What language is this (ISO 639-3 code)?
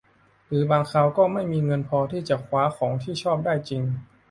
tha